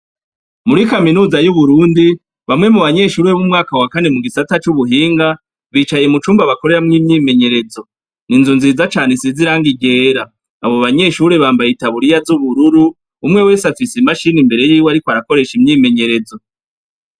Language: Rundi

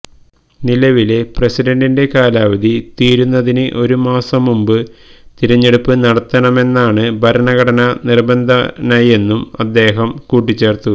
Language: Malayalam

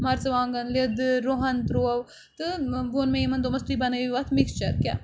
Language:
Kashmiri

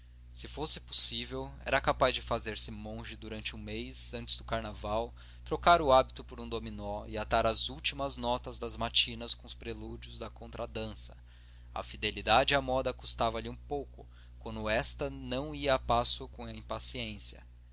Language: Portuguese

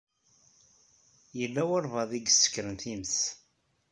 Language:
Kabyle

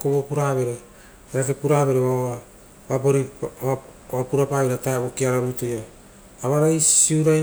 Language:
Rotokas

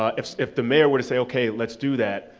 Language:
English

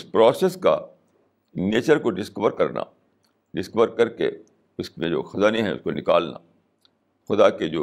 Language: Urdu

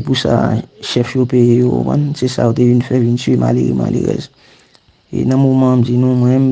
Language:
French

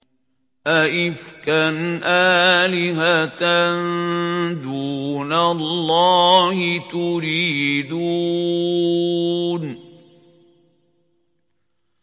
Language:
Arabic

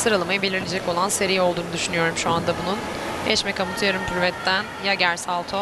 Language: Turkish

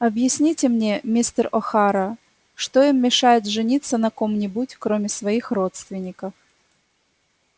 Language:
Russian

